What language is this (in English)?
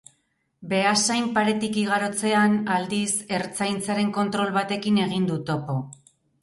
Basque